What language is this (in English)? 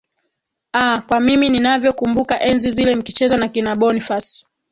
Swahili